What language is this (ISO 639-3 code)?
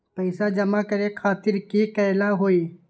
mag